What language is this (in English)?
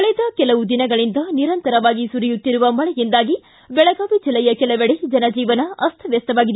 Kannada